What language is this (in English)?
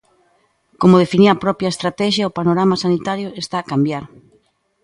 Galician